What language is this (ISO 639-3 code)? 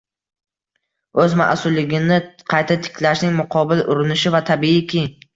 uzb